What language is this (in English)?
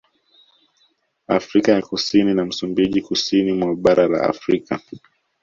Swahili